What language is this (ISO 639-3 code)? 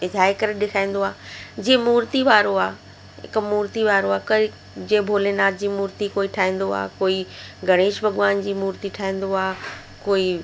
snd